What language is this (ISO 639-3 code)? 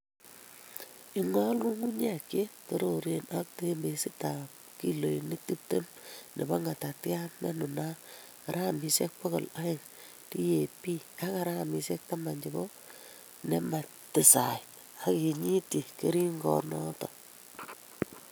kln